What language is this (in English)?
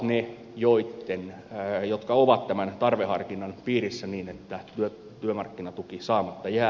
Finnish